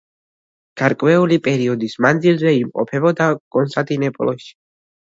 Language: Georgian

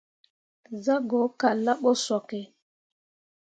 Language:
Mundang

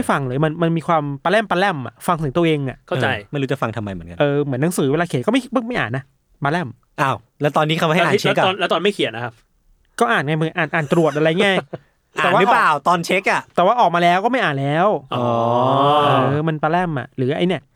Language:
Thai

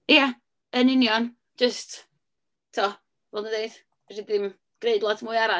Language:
Welsh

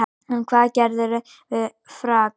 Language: Icelandic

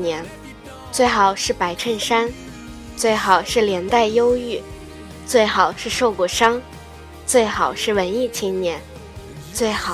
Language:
Chinese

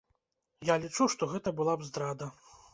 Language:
Belarusian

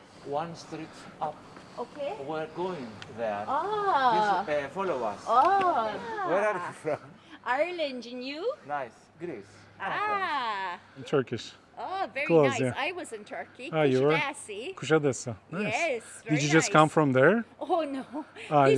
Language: Turkish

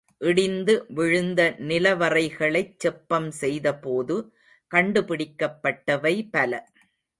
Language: Tamil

